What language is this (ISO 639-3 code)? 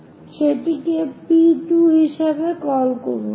ben